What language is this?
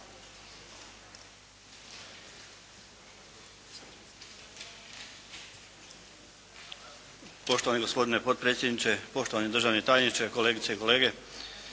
Croatian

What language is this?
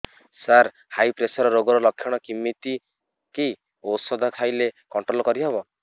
Odia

